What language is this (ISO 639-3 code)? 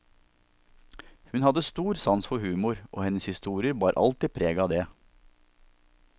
nor